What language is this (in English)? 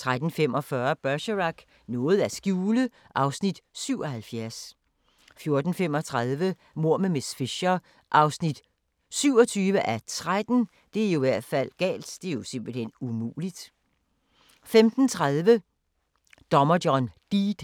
Danish